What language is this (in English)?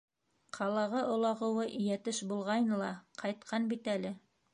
Bashkir